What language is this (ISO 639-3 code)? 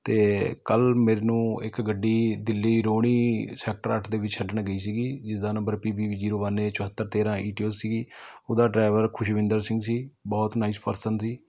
pan